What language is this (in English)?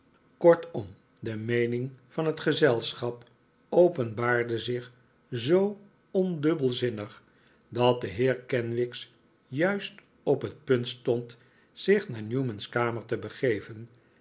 Dutch